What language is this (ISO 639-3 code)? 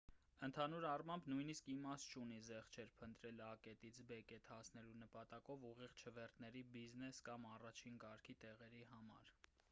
hye